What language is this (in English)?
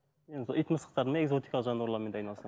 Kazakh